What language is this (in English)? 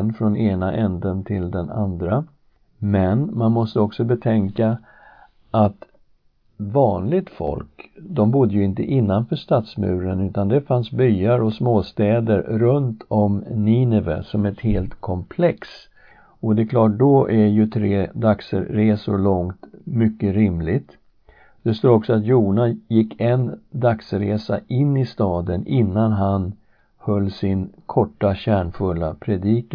Swedish